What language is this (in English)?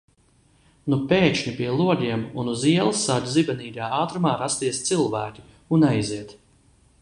Latvian